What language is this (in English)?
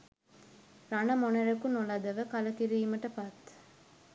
Sinhala